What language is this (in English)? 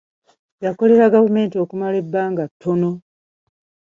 Ganda